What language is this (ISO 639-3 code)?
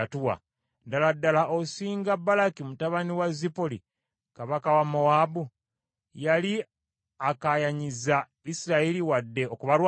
lug